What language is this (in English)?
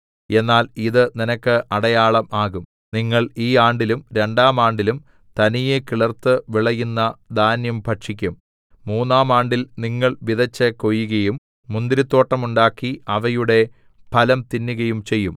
Malayalam